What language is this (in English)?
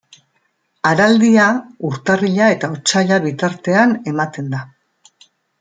Basque